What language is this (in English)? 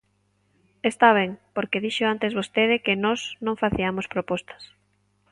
Galician